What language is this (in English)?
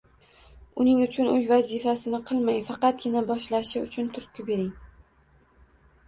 Uzbek